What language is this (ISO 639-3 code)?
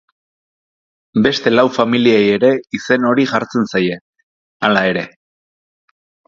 eus